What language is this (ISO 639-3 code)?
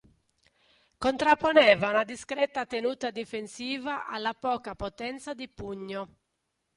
ita